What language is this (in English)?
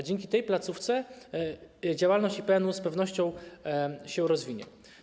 Polish